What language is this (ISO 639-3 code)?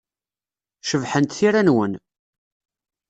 kab